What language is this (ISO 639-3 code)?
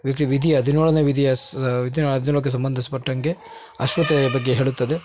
kan